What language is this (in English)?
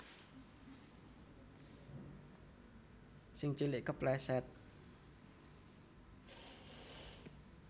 Javanese